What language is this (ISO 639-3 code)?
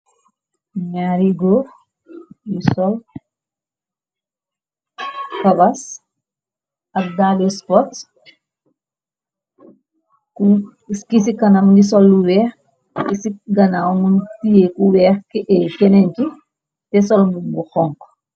wol